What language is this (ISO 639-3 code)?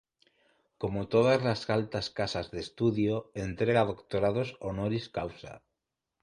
spa